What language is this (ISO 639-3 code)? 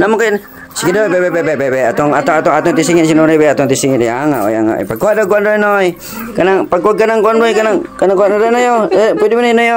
fil